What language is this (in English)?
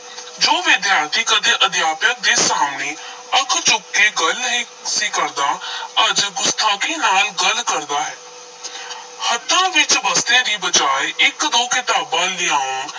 Punjabi